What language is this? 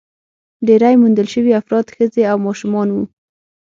Pashto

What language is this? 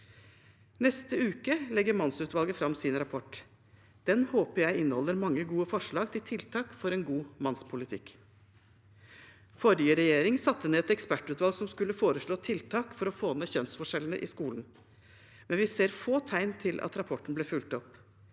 Norwegian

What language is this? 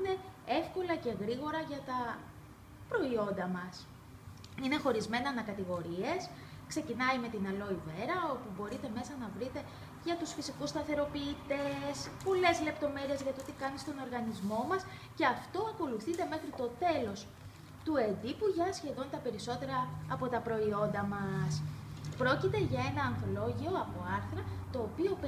Greek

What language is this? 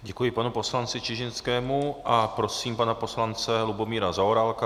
Czech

